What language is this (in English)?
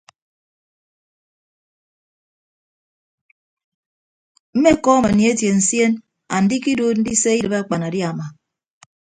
Ibibio